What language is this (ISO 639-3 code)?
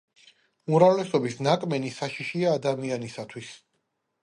kat